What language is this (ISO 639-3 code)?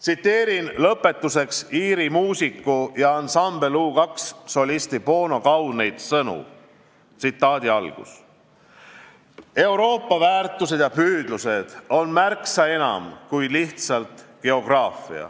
est